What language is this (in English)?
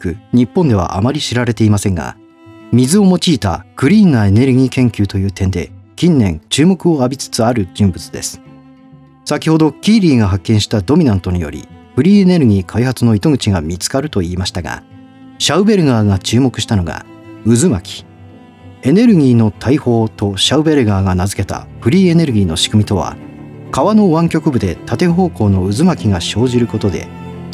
Japanese